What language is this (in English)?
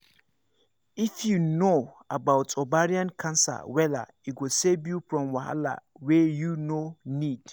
Nigerian Pidgin